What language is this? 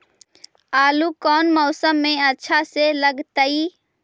Magahi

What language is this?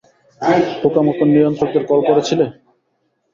Bangla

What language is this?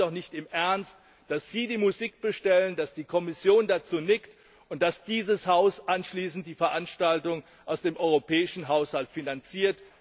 German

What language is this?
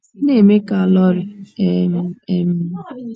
Igbo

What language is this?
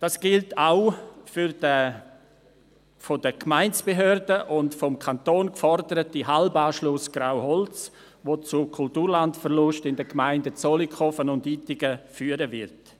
Swiss German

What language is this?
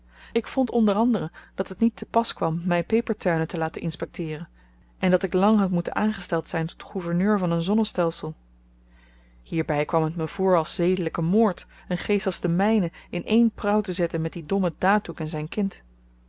Dutch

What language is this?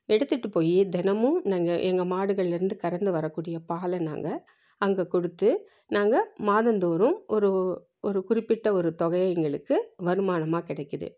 Tamil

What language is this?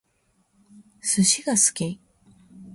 Japanese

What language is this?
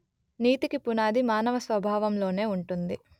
Telugu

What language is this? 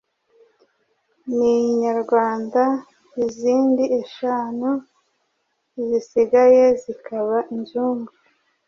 Kinyarwanda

